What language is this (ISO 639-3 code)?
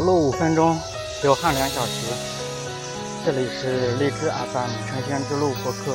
zho